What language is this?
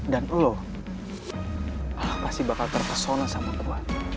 Indonesian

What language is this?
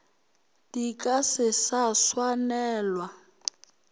Northern Sotho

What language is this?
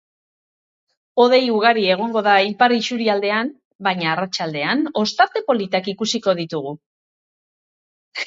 Basque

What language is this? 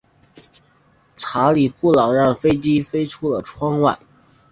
Chinese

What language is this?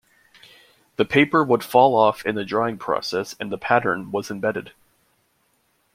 English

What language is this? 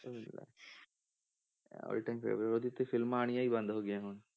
Punjabi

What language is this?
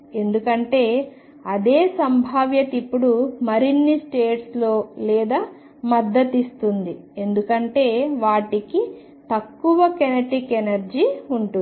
Telugu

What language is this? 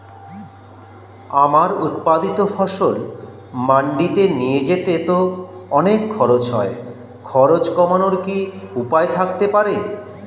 Bangla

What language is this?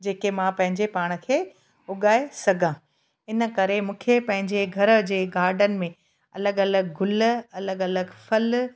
Sindhi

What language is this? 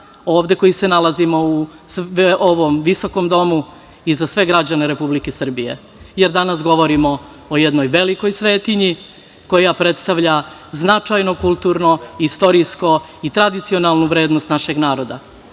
Serbian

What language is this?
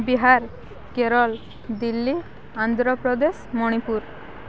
Odia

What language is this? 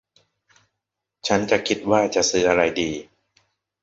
Thai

